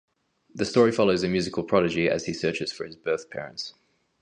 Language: English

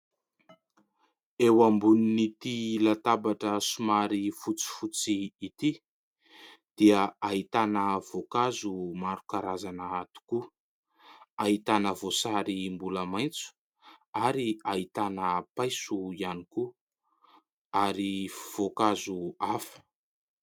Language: Malagasy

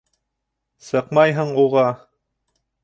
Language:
Bashkir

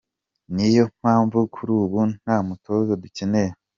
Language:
Kinyarwanda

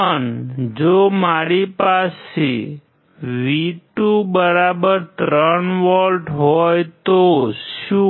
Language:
Gujarati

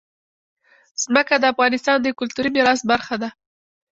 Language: Pashto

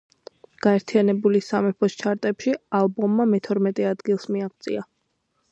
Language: Georgian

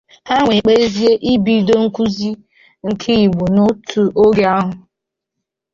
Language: Igbo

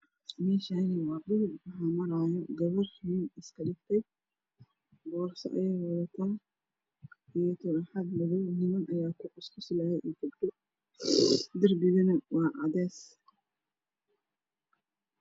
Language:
Somali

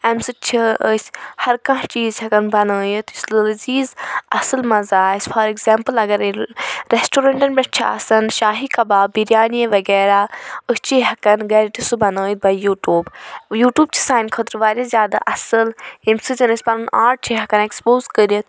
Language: Kashmiri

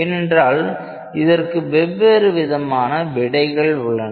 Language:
Tamil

